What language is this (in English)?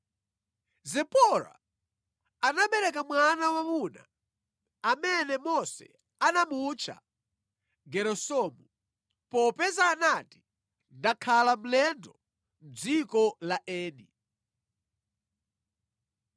Nyanja